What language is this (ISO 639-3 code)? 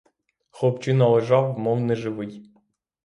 ukr